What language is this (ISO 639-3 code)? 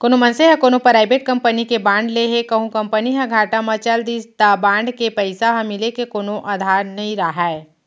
hne